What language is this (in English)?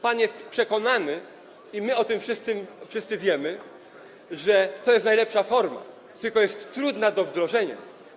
Polish